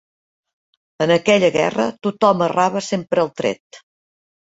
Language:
Catalan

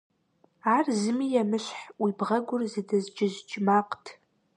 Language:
Kabardian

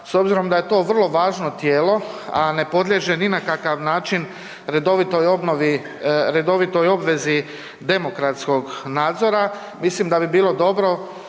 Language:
Croatian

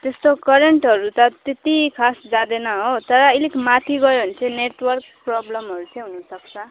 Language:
Nepali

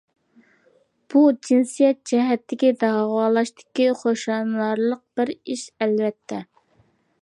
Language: Uyghur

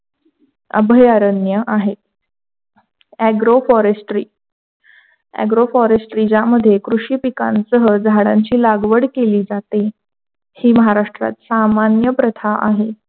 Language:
Marathi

